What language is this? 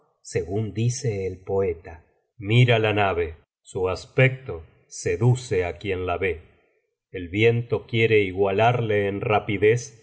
Spanish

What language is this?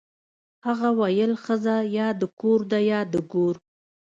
Pashto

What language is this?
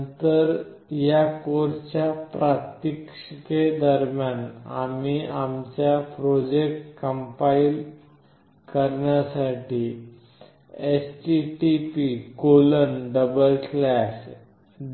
Marathi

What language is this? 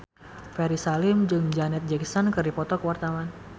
Sundanese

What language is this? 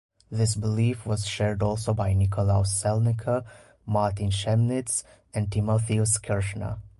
English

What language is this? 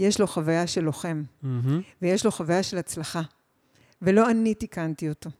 Hebrew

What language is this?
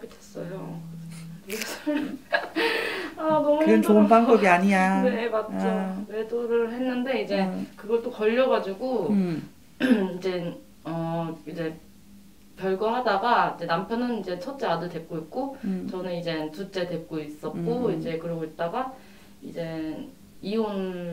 Korean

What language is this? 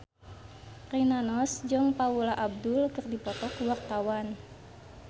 Sundanese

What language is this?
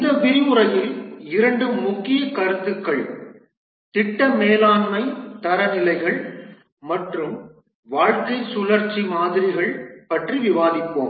Tamil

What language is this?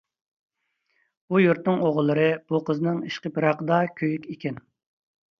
Uyghur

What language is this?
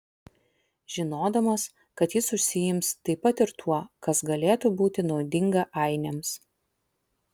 Lithuanian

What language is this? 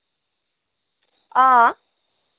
Dogri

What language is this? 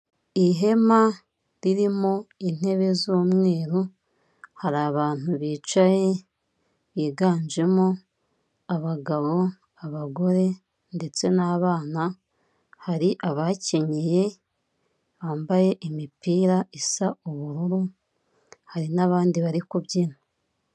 Kinyarwanda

